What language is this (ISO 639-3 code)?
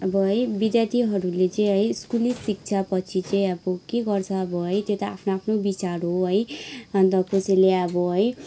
nep